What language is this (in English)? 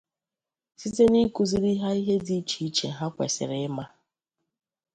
Igbo